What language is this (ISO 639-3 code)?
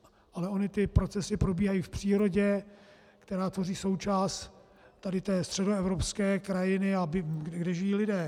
ces